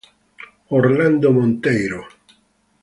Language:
Italian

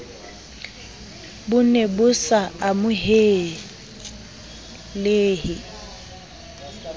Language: Southern Sotho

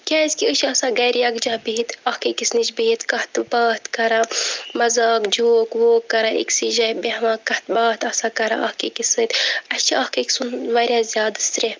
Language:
Kashmiri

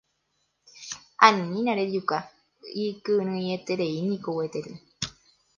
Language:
Guarani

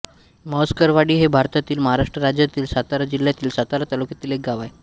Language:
Marathi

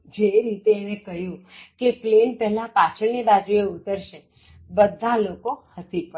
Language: Gujarati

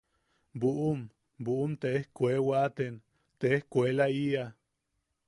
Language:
Yaqui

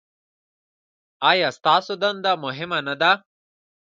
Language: Pashto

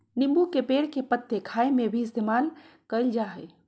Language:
Magahi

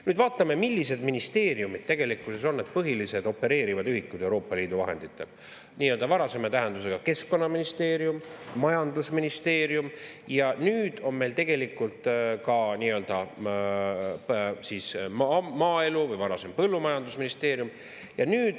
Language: Estonian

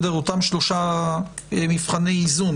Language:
Hebrew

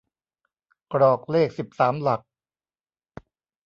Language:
Thai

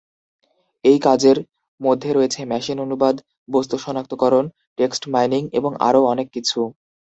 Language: Bangla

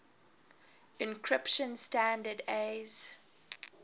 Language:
English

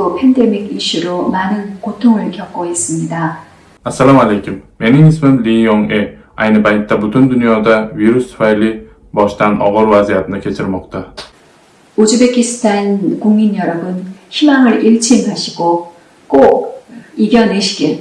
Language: Korean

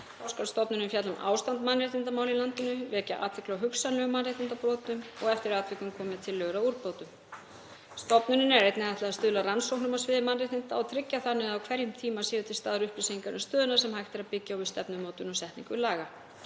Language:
Icelandic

